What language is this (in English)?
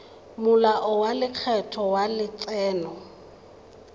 Tswana